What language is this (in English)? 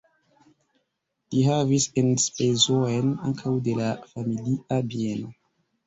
Esperanto